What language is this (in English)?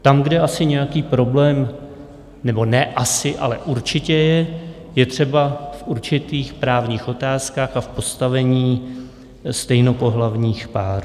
Czech